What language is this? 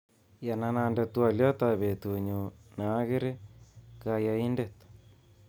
Kalenjin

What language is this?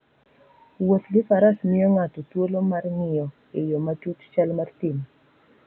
Luo (Kenya and Tanzania)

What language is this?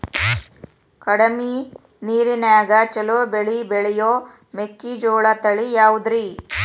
Kannada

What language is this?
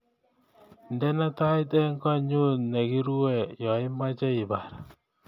Kalenjin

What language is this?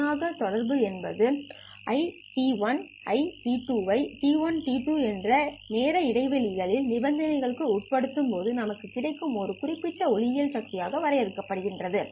Tamil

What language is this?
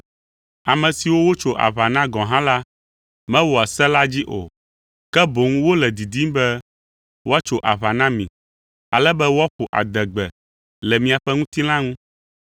Ewe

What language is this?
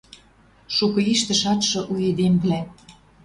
Western Mari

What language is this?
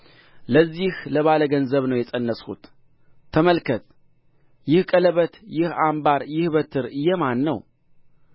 Amharic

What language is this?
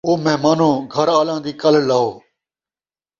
Saraiki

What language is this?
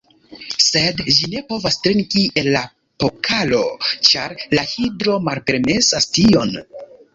Esperanto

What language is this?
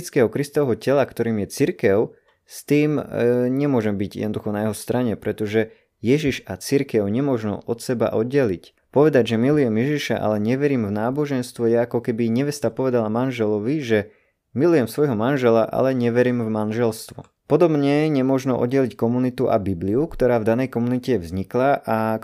Slovak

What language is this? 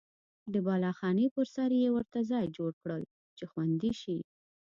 Pashto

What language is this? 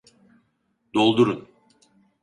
Turkish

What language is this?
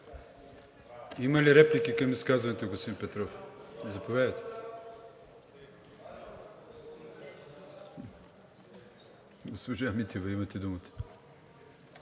Bulgarian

